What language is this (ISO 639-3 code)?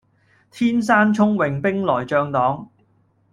yue